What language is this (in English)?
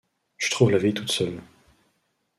French